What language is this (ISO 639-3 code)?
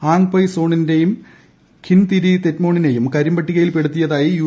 mal